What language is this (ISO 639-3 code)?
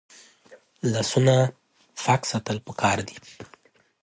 pus